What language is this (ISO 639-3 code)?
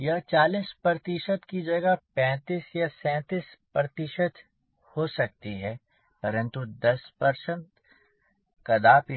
hin